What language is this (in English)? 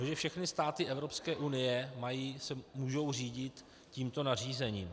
Czech